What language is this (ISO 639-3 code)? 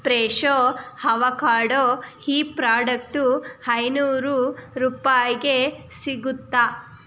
kan